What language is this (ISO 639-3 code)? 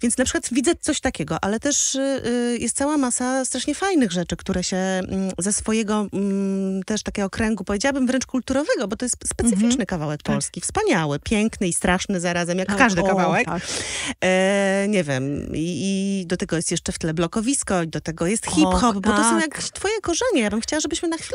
pol